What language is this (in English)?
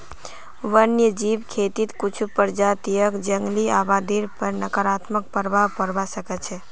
Magahi